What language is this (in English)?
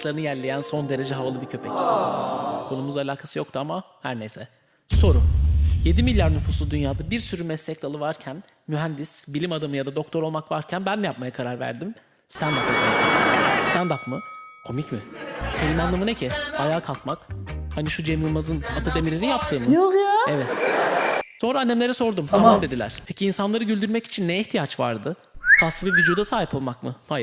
Turkish